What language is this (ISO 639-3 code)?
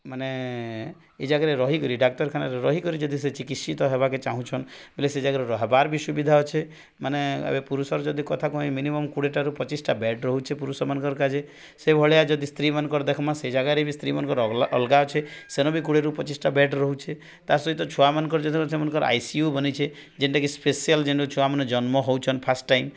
ori